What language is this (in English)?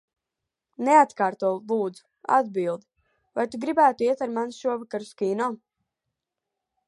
Latvian